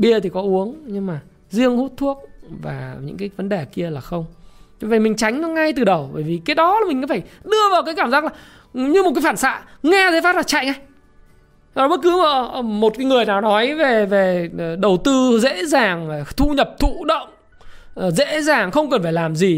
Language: Vietnamese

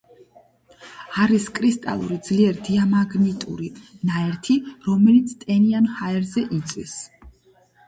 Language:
Georgian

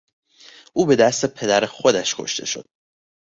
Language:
Persian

